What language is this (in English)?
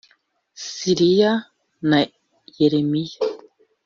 Kinyarwanda